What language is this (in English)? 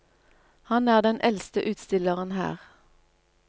Norwegian